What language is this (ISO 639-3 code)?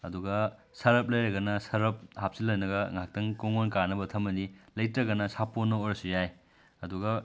mni